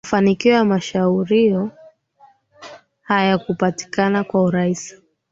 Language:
Swahili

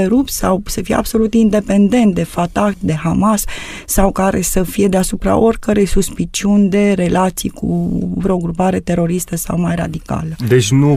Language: Romanian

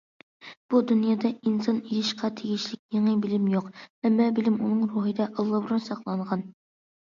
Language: Uyghur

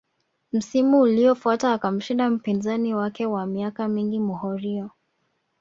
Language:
Swahili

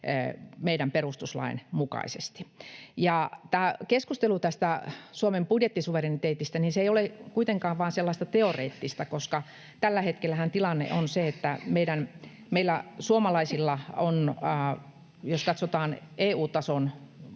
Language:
Finnish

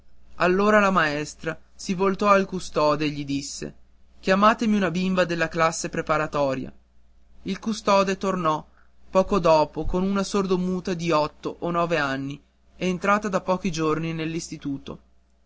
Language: Italian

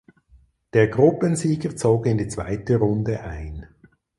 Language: German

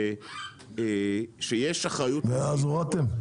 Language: Hebrew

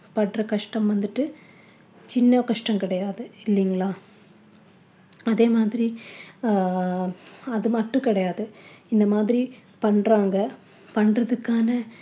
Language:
Tamil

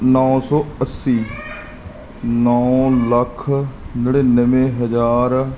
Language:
Punjabi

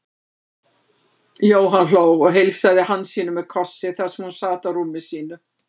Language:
Icelandic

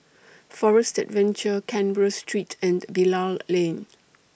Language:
English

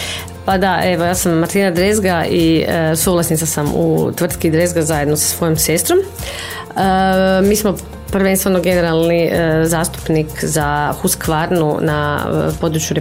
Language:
Croatian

